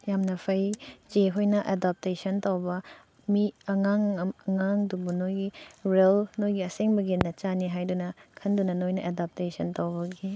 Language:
Manipuri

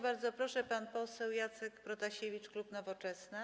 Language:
Polish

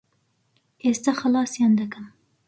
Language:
Central Kurdish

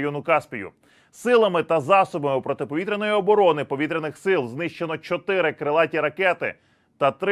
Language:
Ukrainian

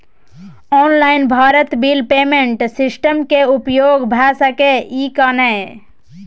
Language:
Maithili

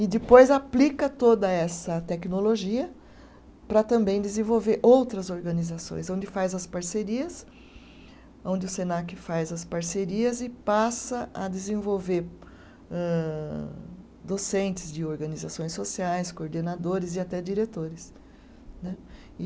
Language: Portuguese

